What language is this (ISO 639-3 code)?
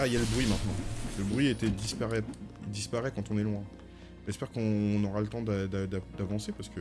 fra